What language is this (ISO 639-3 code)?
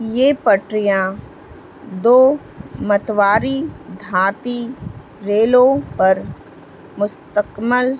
urd